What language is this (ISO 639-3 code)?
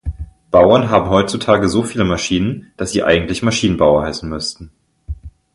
deu